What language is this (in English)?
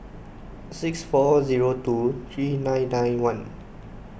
English